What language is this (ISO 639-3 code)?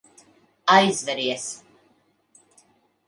lav